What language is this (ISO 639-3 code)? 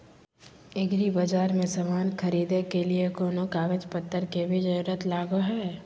mag